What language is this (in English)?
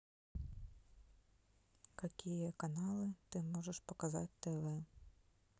Russian